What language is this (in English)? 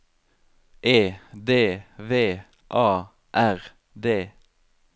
Norwegian